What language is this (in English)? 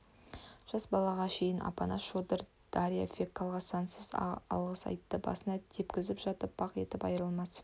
Kazakh